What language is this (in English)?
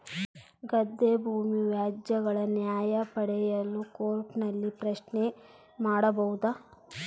Kannada